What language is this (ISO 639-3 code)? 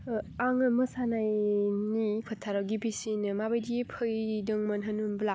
brx